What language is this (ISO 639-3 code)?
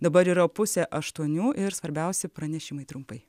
lit